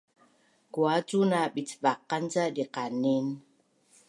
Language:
Bunun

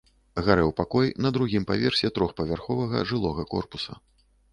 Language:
Belarusian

